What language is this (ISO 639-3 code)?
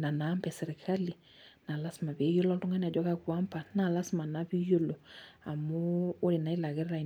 mas